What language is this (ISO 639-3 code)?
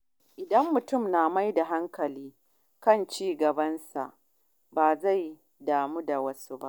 hau